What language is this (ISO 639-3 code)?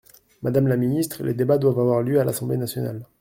fra